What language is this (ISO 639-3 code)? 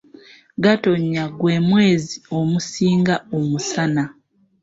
lug